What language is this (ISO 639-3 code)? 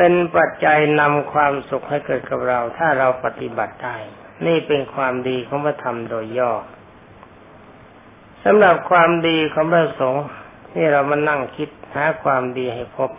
tha